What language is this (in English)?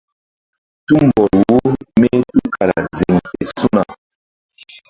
Mbum